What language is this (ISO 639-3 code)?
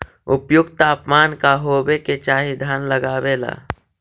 mag